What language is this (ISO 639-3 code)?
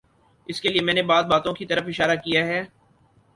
urd